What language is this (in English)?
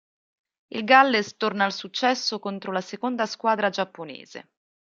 Italian